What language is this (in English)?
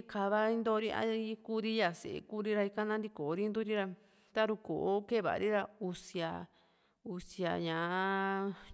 Juxtlahuaca Mixtec